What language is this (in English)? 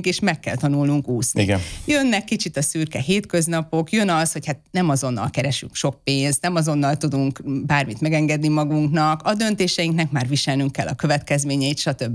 Hungarian